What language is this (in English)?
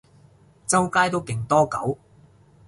Cantonese